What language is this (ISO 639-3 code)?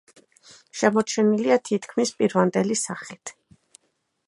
kat